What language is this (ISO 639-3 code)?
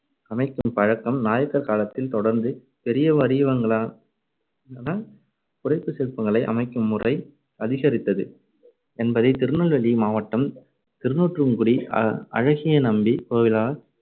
tam